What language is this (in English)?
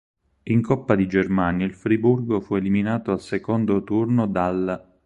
Italian